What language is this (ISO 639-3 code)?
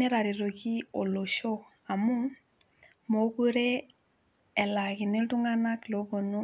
mas